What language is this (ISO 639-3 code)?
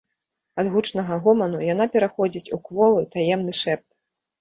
bel